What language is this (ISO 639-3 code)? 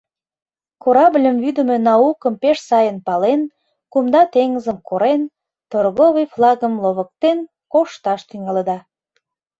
chm